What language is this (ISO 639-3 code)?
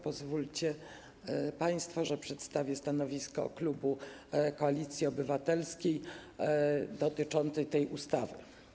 pol